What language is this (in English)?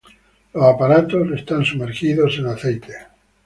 Spanish